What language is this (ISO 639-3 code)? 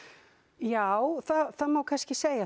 isl